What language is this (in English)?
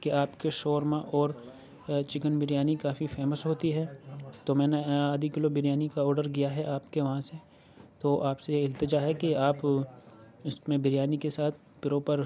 Urdu